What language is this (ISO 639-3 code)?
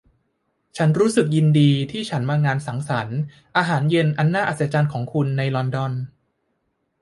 tha